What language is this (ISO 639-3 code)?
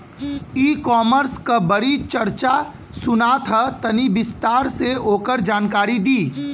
bho